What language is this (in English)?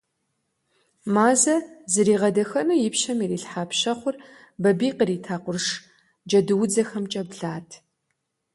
Kabardian